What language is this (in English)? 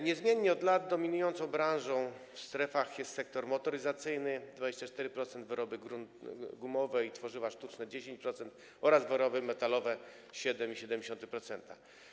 Polish